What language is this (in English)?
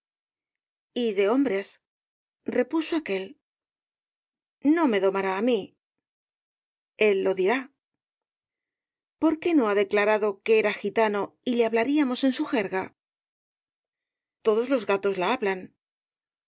Spanish